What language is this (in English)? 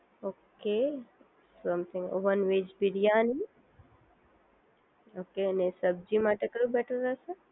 Gujarati